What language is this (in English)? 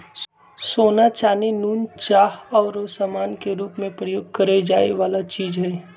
Magahi